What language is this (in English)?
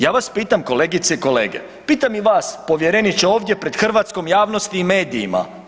Croatian